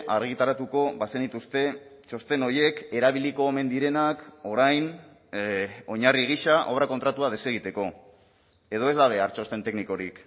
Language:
Basque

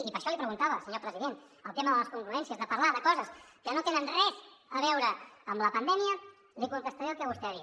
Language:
Catalan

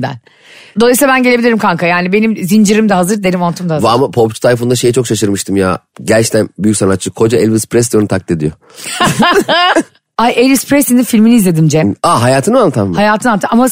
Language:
Turkish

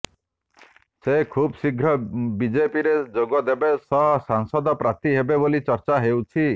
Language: Odia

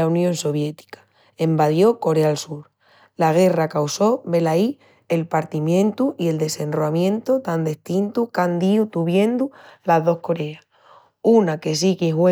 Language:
Extremaduran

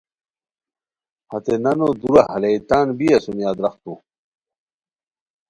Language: Khowar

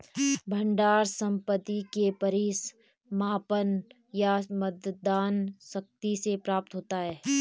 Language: Hindi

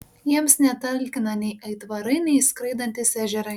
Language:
Lithuanian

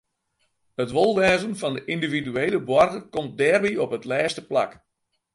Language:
Western Frisian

